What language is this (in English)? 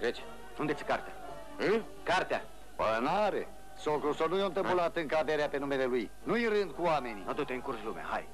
Romanian